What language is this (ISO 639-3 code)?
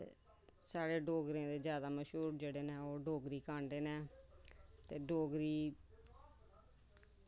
doi